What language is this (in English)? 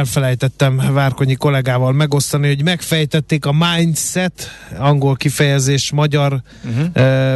Hungarian